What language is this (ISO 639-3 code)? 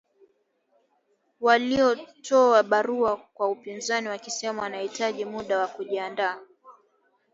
swa